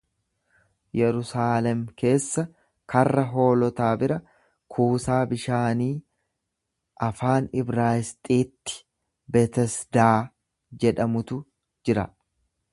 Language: Oromo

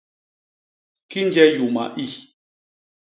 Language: Basaa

